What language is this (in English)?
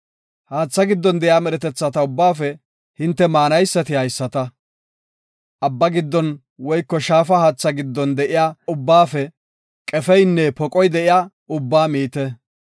Gofa